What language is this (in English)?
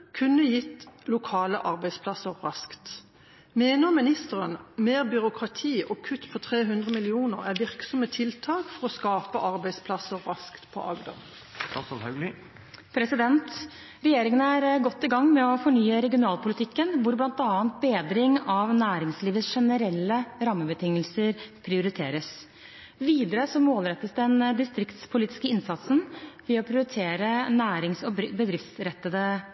Norwegian Bokmål